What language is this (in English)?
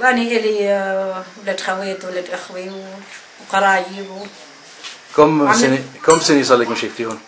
Arabic